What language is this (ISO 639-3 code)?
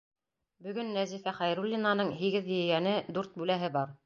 bak